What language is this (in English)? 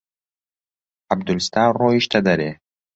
Central Kurdish